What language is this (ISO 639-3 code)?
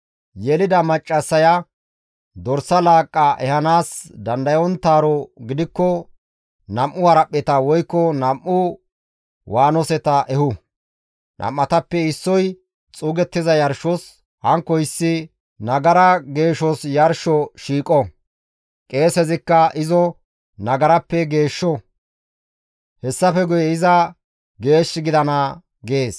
gmv